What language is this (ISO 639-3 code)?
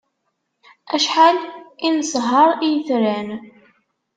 kab